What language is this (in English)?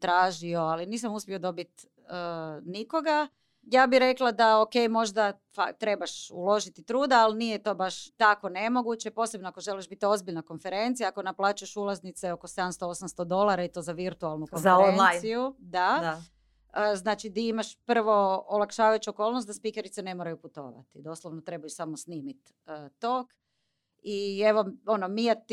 Croatian